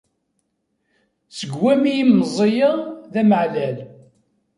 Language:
Kabyle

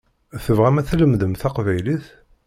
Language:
Kabyle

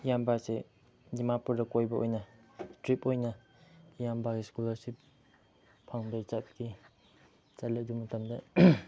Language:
Manipuri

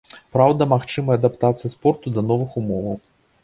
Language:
Belarusian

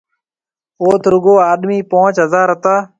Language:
Marwari (Pakistan)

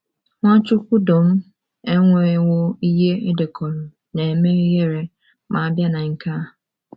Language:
Igbo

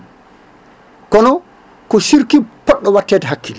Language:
Fula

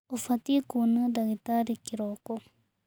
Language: Kikuyu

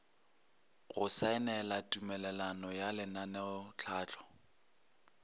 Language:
Northern Sotho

